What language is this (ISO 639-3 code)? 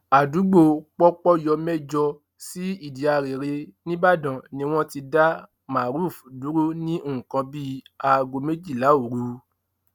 yor